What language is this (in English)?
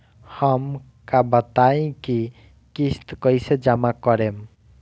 Bhojpuri